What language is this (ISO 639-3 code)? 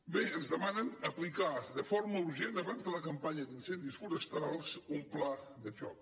cat